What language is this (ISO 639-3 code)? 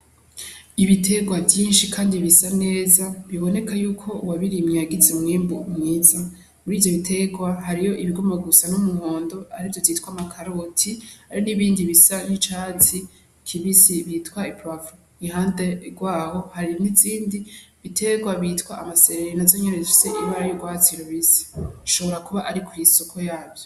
run